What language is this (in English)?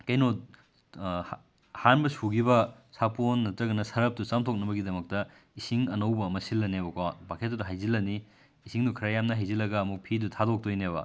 Manipuri